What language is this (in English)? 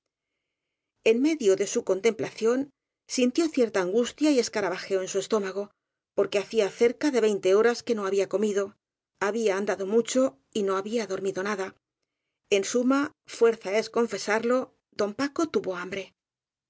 Spanish